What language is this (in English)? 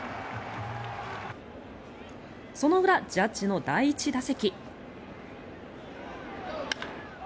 Japanese